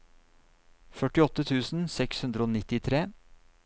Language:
Norwegian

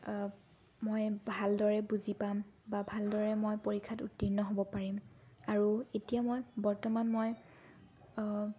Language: Assamese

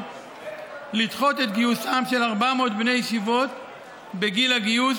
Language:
Hebrew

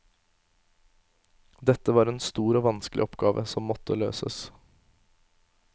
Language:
Norwegian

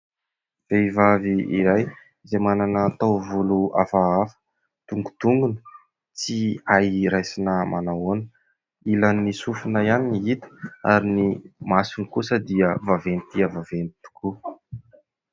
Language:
Malagasy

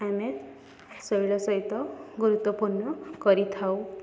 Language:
Odia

